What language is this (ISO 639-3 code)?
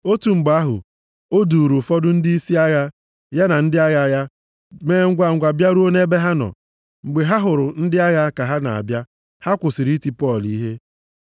ibo